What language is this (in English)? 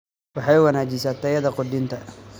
Somali